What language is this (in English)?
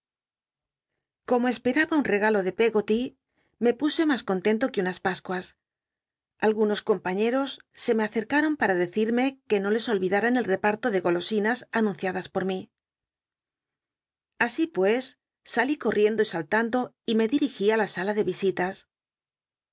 Spanish